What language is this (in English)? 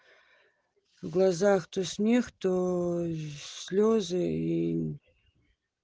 Russian